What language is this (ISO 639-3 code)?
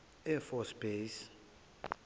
zul